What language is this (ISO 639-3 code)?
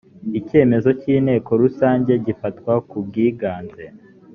kin